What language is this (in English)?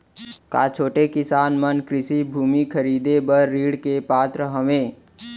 Chhattisgarhi